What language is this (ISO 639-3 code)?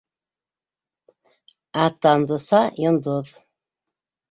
bak